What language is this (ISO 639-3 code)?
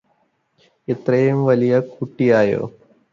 mal